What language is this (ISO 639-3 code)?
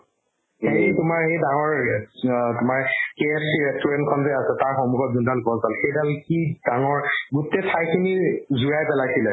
asm